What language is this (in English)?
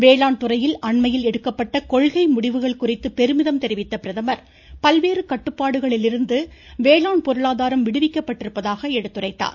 Tamil